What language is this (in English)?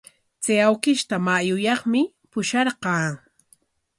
Corongo Ancash Quechua